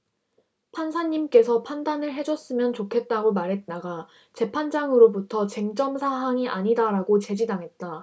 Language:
Korean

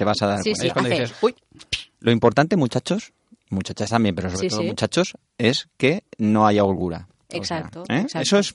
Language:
Spanish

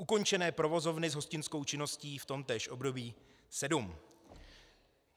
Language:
Czech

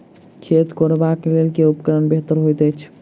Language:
Maithili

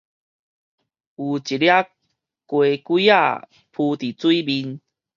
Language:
Min Nan Chinese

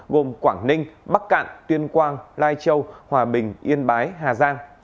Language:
Vietnamese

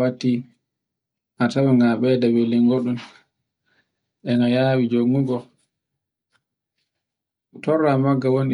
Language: Borgu Fulfulde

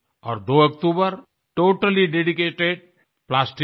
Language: Hindi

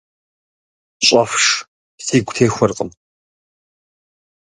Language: Kabardian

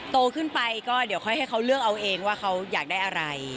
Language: Thai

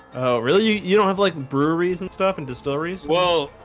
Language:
English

